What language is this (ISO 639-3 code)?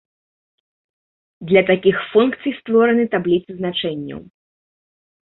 bel